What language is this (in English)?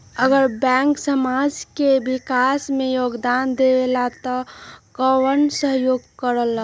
Magahi